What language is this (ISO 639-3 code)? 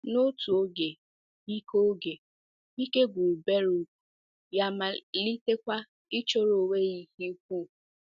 ibo